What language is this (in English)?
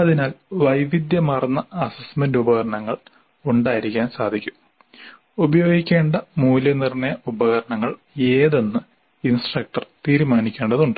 Malayalam